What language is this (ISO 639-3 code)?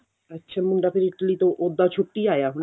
pan